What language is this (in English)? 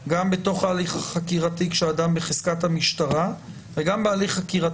Hebrew